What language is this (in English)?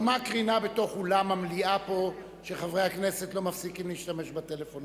Hebrew